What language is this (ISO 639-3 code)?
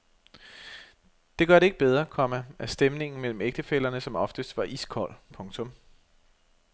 dan